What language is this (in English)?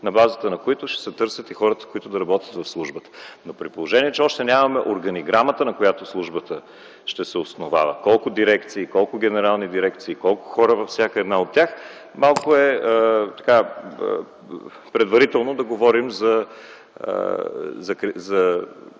Bulgarian